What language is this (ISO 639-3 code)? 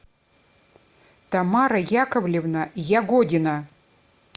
rus